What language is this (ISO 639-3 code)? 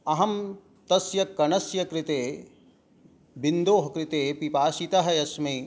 san